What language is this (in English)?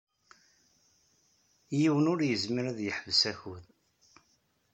Kabyle